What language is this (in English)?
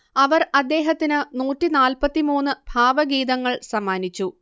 Malayalam